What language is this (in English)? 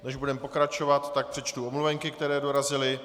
Czech